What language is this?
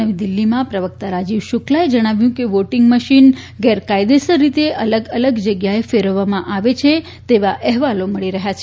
Gujarati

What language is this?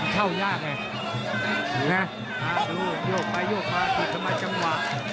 Thai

